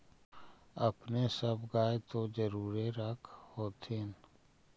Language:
Magahi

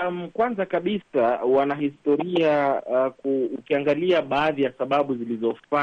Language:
Swahili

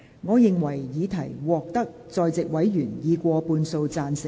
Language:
Cantonese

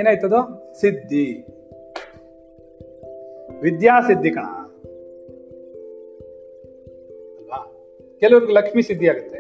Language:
Kannada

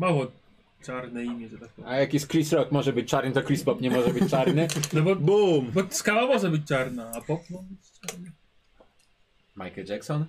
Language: Polish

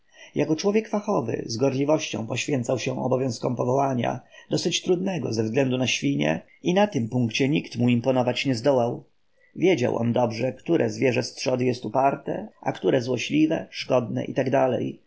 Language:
Polish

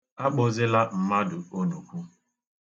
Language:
Igbo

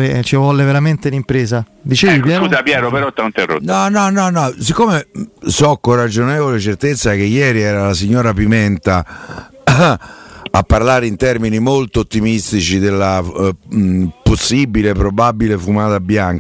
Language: Italian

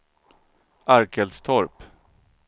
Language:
Swedish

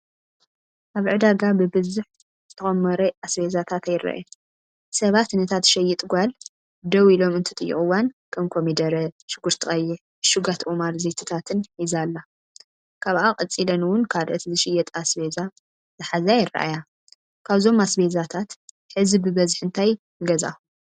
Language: Tigrinya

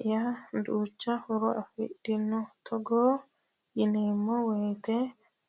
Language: Sidamo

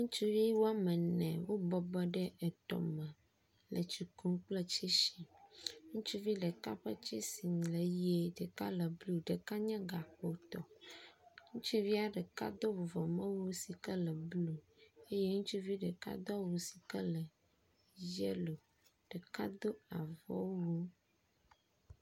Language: Ewe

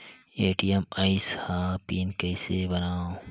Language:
Chhattisgarhi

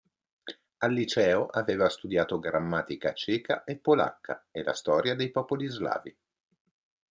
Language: Italian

